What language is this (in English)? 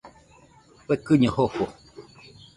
Nüpode Huitoto